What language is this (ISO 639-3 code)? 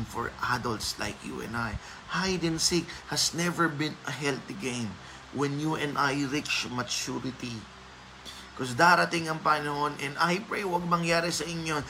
fil